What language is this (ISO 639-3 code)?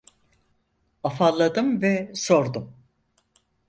tur